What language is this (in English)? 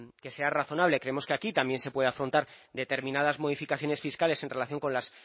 Spanish